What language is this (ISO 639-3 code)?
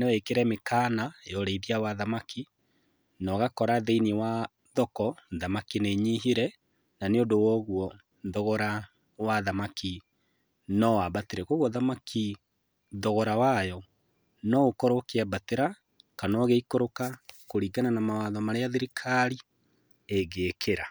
kik